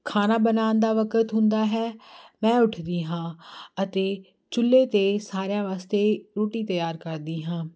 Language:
Punjabi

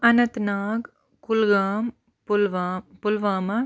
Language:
Kashmiri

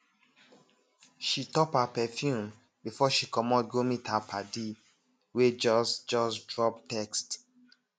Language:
Nigerian Pidgin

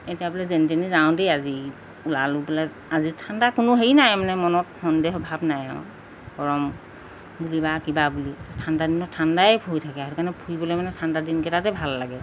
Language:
Assamese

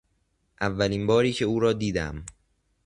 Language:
Persian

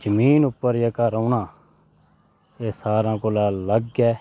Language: Dogri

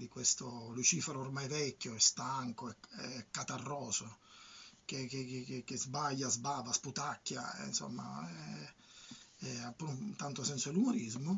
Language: Italian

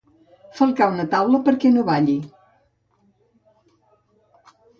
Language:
Catalan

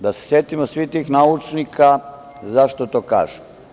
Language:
Serbian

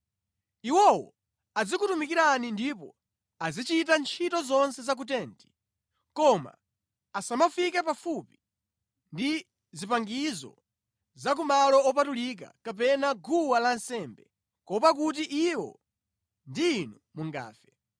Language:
Nyanja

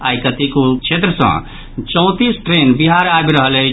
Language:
Maithili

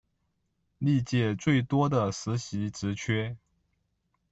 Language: Chinese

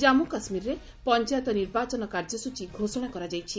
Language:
Odia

